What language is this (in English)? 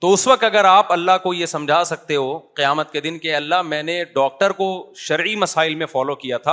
Urdu